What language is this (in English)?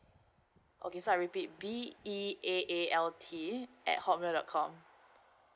English